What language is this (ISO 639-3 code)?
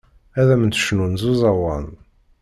kab